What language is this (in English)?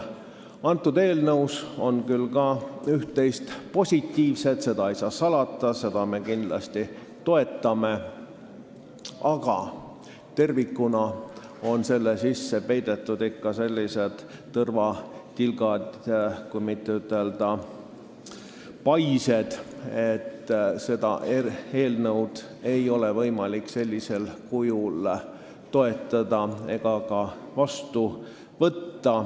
Estonian